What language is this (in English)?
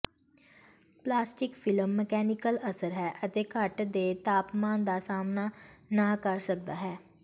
Punjabi